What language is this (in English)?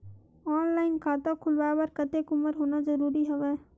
Chhattisgarhi